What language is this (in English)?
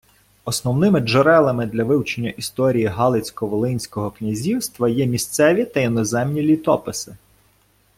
Ukrainian